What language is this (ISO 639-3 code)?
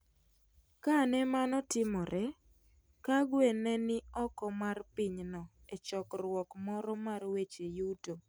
luo